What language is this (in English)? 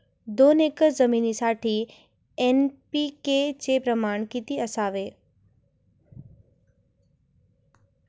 Marathi